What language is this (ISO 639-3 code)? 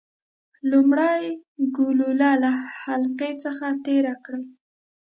pus